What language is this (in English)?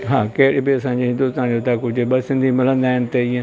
Sindhi